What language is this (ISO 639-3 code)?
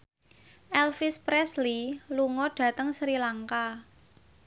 jav